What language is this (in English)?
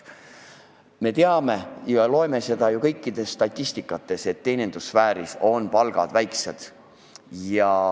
Estonian